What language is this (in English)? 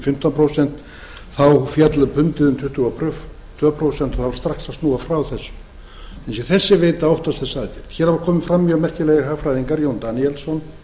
Icelandic